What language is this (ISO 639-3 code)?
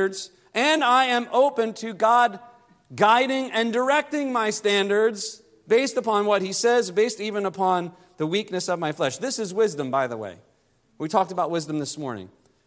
eng